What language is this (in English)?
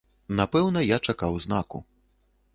Belarusian